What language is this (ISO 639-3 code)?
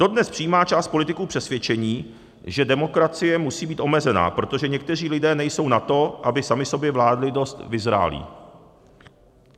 ces